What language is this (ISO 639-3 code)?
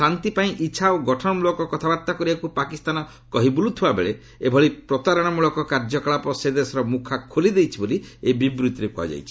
ori